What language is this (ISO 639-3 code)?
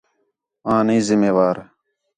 xhe